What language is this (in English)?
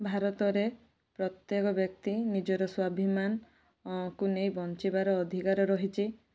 Odia